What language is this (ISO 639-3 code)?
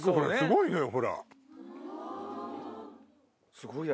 jpn